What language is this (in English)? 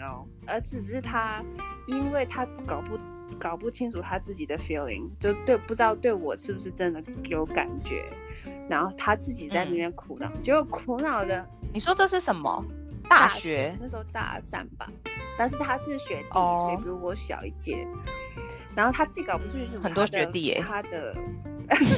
Chinese